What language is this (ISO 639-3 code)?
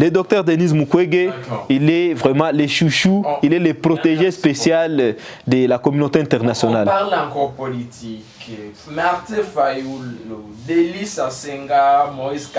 fra